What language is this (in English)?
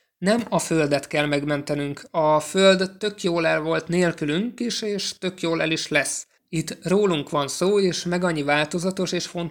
Hungarian